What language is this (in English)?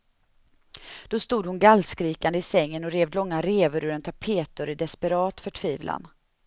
Swedish